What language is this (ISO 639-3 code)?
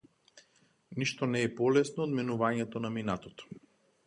mkd